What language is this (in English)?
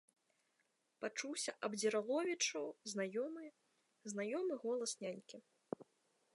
Belarusian